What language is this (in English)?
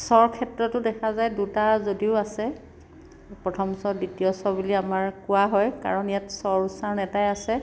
Assamese